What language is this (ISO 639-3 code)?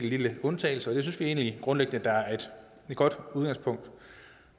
dan